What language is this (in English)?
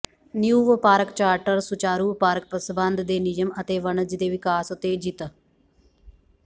Punjabi